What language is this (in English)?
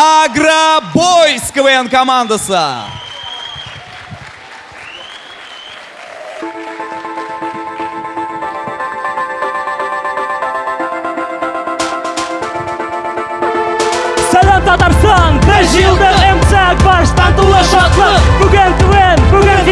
Russian